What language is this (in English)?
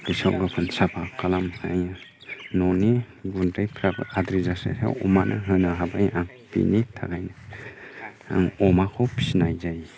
Bodo